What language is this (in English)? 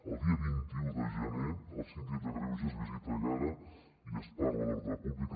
Catalan